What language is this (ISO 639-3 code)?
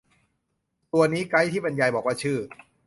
tha